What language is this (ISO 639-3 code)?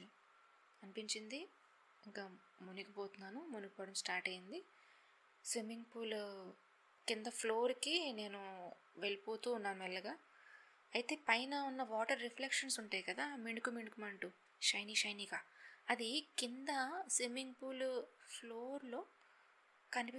tel